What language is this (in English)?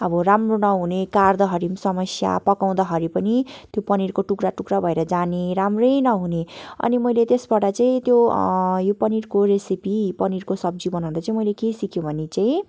Nepali